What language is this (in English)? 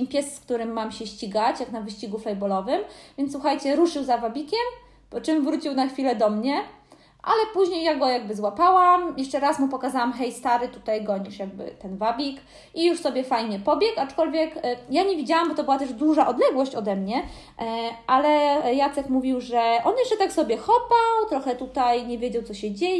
Polish